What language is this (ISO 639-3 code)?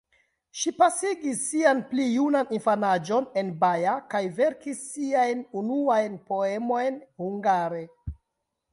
epo